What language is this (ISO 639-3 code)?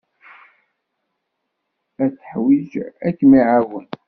kab